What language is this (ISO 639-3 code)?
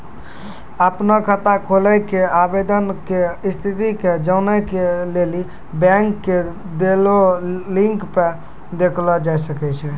mai